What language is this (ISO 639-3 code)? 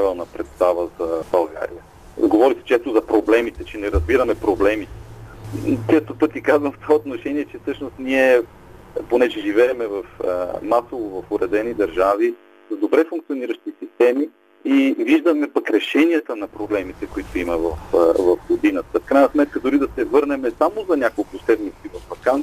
bul